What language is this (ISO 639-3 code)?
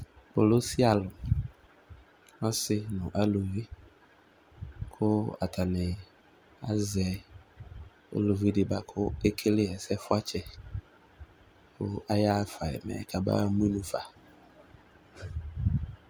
kpo